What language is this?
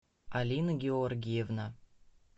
Russian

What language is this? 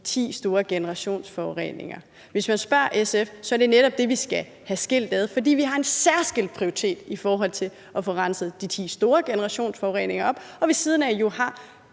Danish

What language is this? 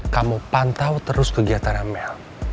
Indonesian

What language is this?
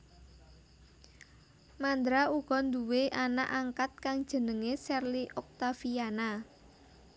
Javanese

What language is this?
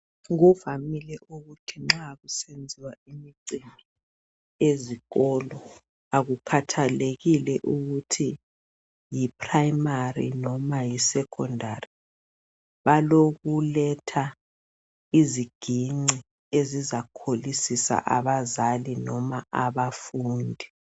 North Ndebele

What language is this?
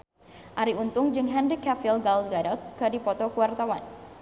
Sundanese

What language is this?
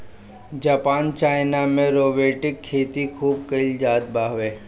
Bhojpuri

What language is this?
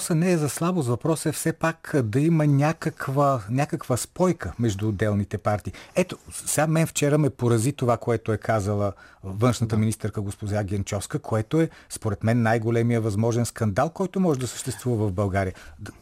Bulgarian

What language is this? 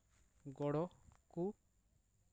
Santali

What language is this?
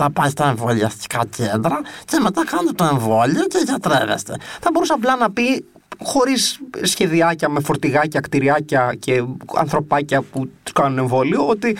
Greek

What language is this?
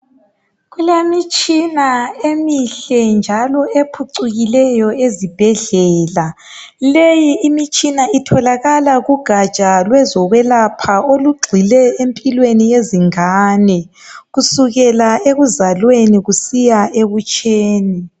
North Ndebele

